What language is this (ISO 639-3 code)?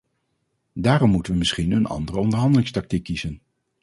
nld